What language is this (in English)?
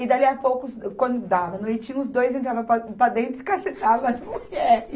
Portuguese